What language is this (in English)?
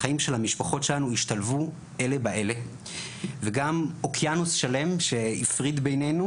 Hebrew